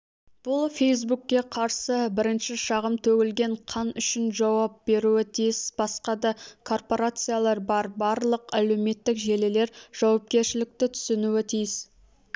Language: Kazakh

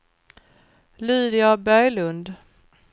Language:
Swedish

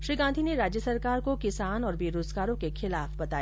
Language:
Hindi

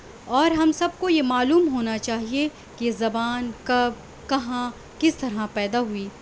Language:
Urdu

